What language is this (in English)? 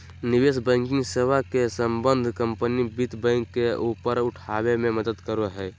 Magahi